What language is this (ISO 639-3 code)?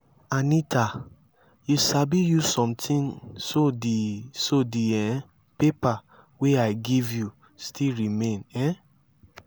pcm